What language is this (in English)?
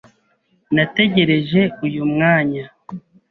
Kinyarwanda